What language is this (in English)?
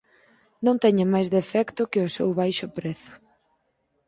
Galician